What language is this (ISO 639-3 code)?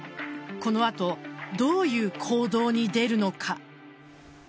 jpn